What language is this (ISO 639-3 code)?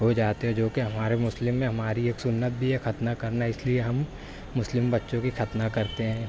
urd